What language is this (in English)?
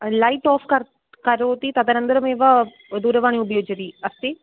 Sanskrit